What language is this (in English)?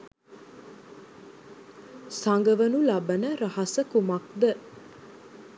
Sinhala